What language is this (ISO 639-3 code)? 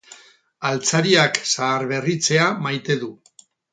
eus